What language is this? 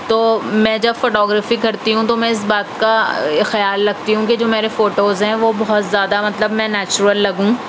Urdu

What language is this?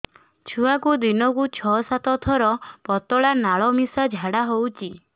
Odia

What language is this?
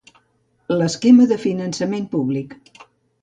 Catalan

